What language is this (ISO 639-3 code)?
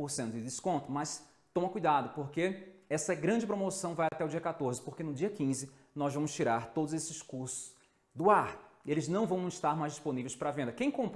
por